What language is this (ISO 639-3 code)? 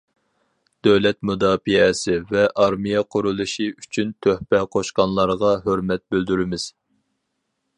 uig